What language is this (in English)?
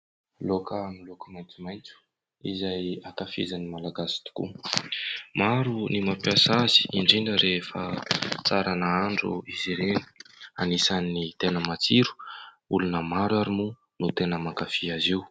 Malagasy